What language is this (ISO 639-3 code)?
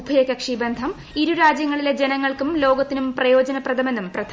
mal